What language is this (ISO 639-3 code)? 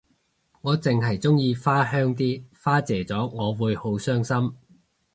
yue